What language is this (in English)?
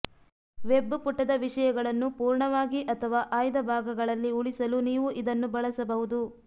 Kannada